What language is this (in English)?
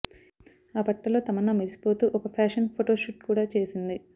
Telugu